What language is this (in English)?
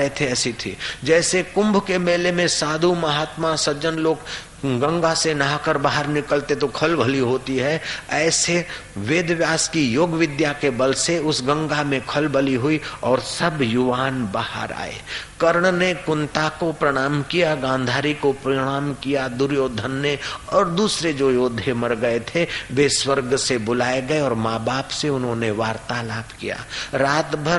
Hindi